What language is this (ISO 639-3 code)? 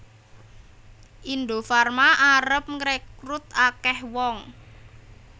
jav